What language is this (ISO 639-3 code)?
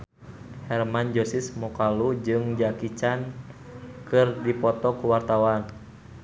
sun